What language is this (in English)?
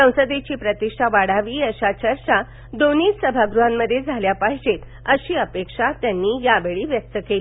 Marathi